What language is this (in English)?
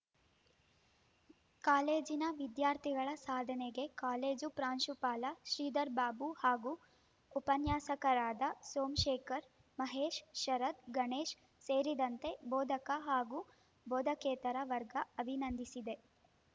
Kannada